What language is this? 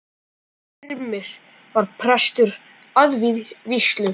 Icelandic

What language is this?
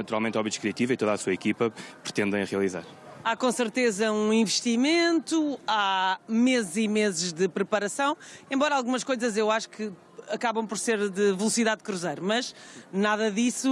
Portuguese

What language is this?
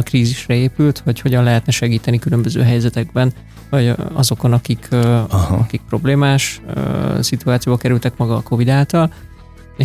Hungarian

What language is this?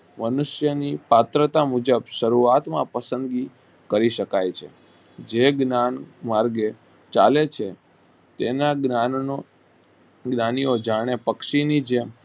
Gujarati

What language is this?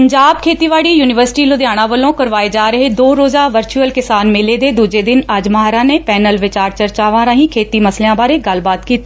Punjabi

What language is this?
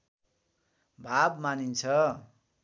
Nepali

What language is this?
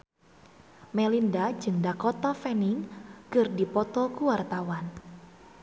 Sundanese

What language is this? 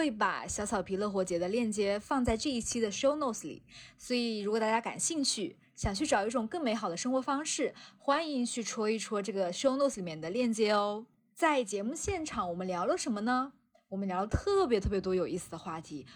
Chinese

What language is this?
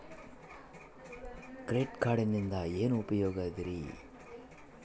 Kannada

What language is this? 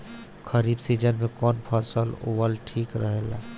Bhojpuri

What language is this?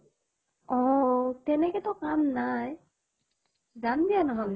Assamese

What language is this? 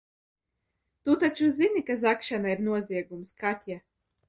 Latvian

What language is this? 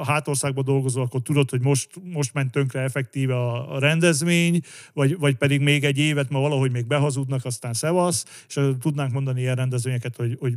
Hungarian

